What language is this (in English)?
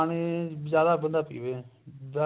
Punjabi